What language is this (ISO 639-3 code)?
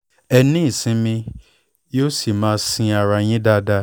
yor